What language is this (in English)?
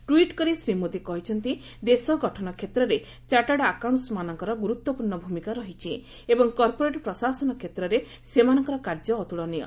Odia